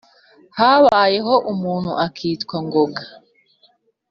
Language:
Kinyarwanda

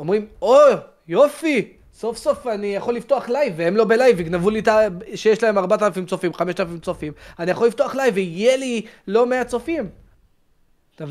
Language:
Hebrew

